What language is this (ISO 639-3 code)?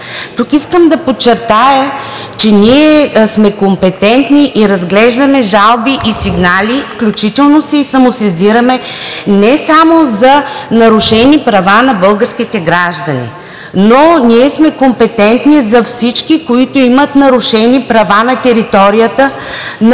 bul